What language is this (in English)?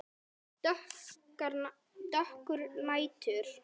Icelandic